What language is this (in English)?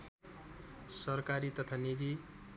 Nepali